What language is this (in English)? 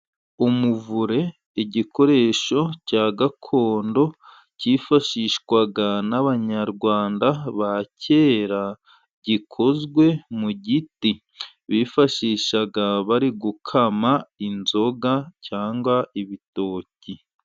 Kinyarwanda